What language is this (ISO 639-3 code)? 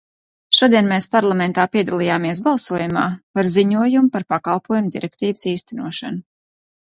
lav